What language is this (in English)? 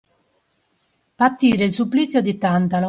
Italian